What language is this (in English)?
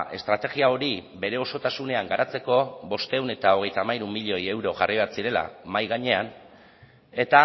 Basque